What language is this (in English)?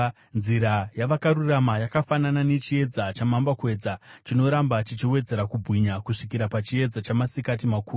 Shona